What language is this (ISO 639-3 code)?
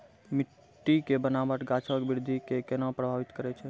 mai